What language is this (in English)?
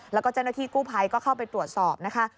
Thai